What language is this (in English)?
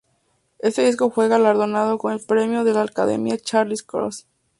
Spanish